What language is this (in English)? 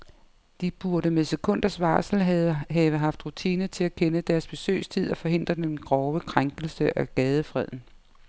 Danish